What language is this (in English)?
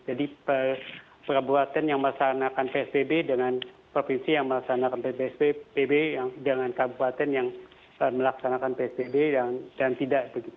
Indonesian